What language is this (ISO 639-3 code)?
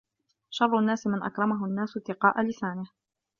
ara